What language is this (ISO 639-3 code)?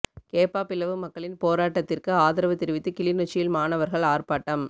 tam